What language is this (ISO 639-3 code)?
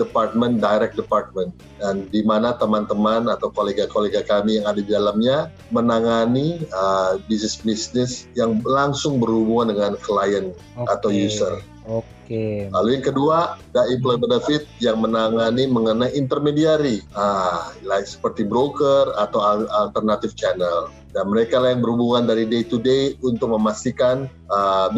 ind